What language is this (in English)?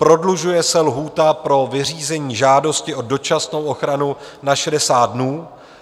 Czech